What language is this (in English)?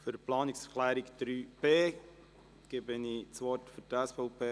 Swiss German